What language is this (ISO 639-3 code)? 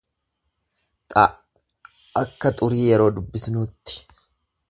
orm